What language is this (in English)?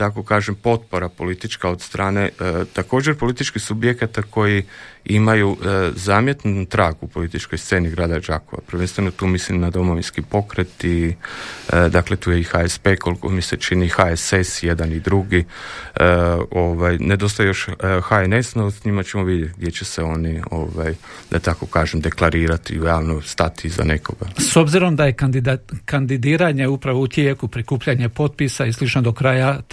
Croatian